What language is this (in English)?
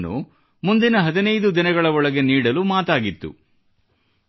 Kannada